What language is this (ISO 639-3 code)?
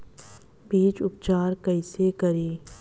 bho